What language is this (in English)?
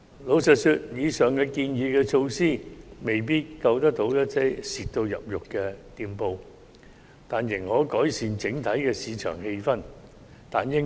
Cantonese